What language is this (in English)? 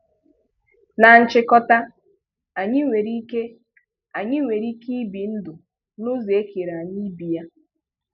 Igbo